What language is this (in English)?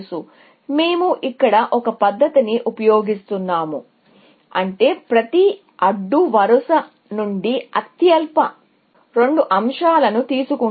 Telugu